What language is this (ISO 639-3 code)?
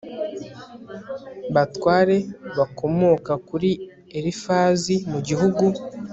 kin